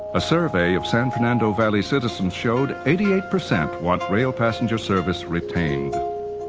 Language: English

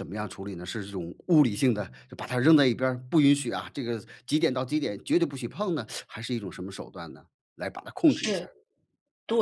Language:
Chinese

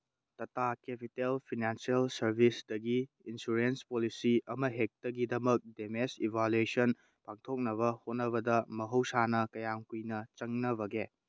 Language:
Manipuri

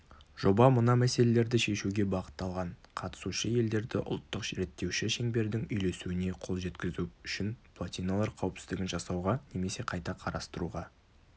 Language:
Kazakh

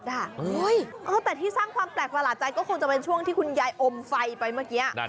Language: Thai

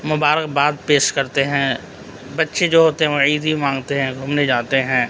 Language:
Urdu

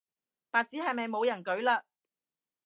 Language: Cantonese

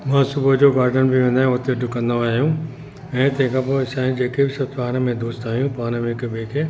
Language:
Sindhi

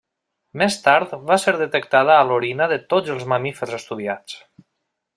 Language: Catalan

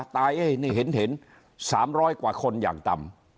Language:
Thai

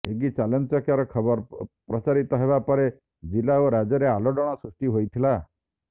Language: Odia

